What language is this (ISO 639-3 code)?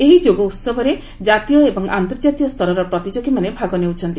ori